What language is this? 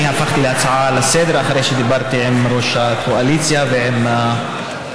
Hebrew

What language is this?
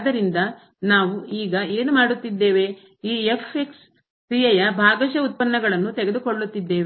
Kannada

